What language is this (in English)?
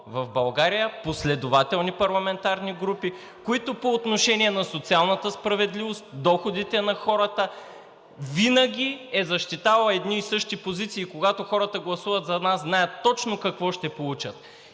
Bulgarian